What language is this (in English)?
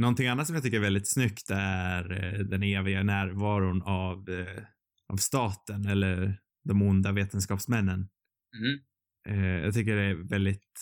Swedish